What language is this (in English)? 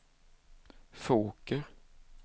Swedish